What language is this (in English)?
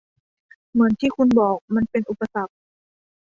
Thai